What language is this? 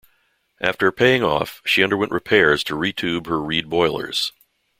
English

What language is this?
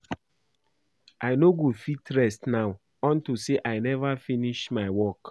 Nigerian Pidgin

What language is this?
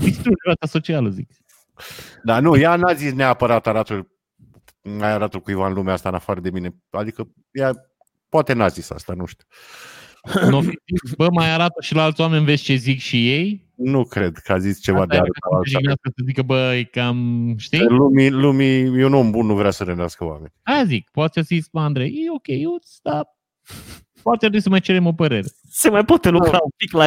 Romanian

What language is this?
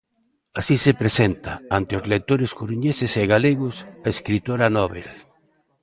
Galician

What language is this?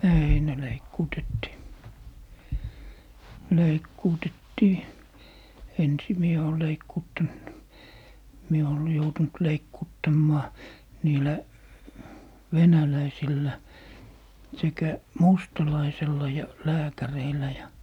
Finnish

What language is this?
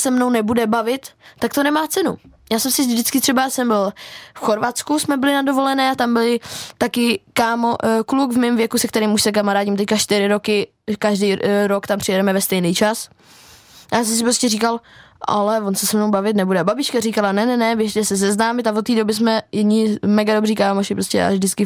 Czech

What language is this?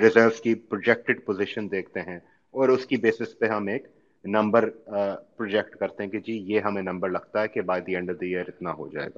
Urdu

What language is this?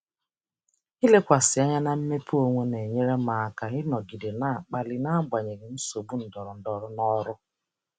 Igbo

